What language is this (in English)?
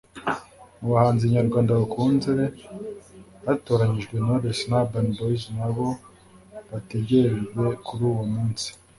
Kinyarwanda